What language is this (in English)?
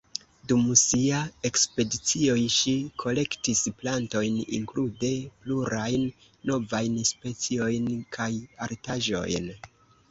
Esperanto